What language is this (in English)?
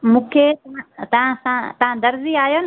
Sindhi